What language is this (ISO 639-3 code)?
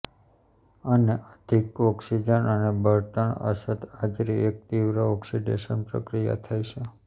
guj